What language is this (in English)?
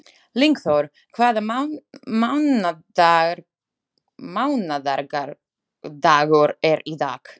Icelandic